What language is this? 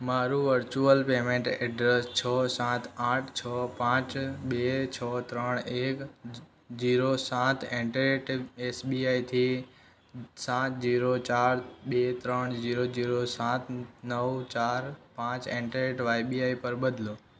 Gujarati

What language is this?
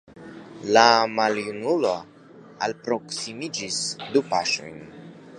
Esperanto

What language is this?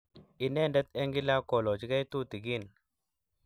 Kalenjin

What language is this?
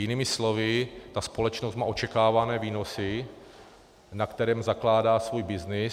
Czech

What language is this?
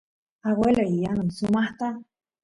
Santiago del Estero Quichua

